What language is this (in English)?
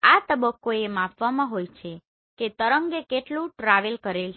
Gujarati